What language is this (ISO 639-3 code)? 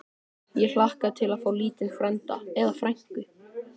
isl